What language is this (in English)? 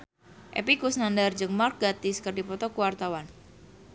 Sundanese